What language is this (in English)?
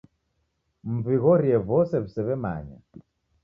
Taita